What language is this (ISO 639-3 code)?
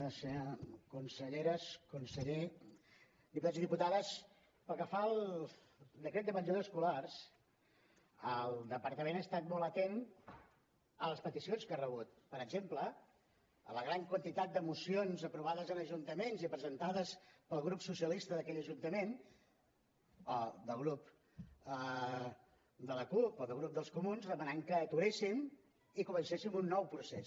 cat